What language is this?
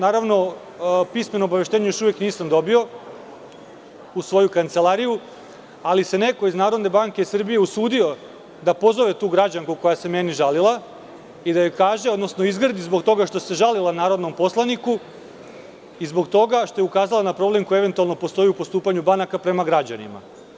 Serbian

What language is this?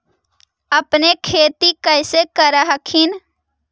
Magahi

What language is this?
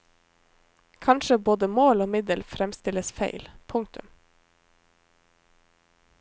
Norwegian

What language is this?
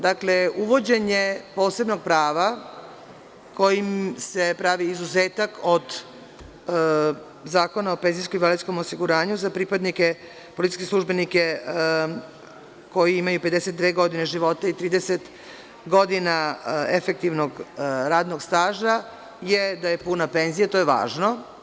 Serbian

